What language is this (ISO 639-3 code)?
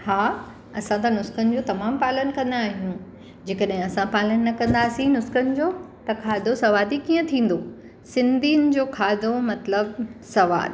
snd